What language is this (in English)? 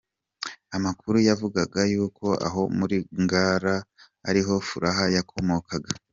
Kinyarwanda